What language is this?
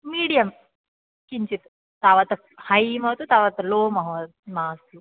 Sanskrit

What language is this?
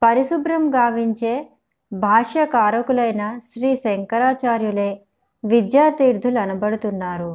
Telugu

